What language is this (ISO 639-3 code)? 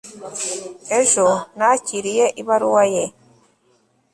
kin